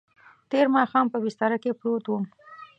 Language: Pashto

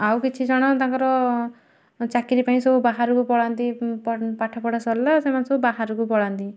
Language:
Odia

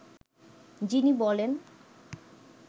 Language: Bangla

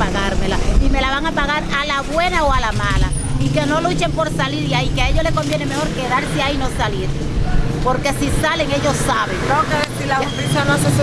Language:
Spanish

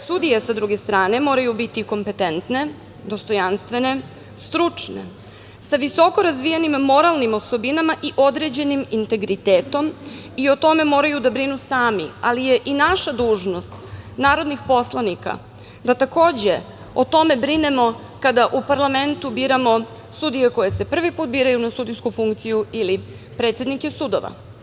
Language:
Serbian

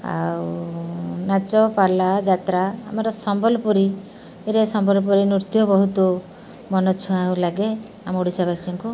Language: Odia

